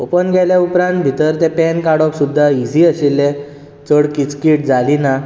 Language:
Konkani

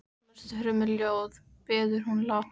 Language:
Icelandic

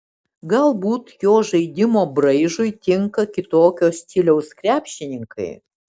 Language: Lithuanian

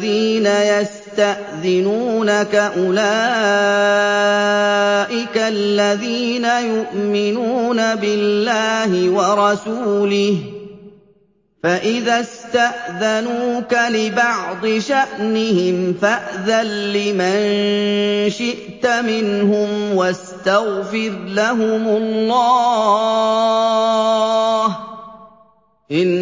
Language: Arabic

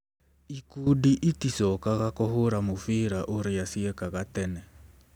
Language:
Kikuyu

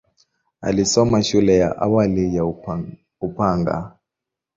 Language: Swahili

